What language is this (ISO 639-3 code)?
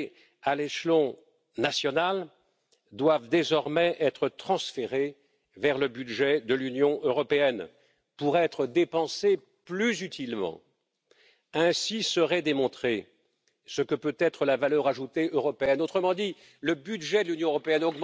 deu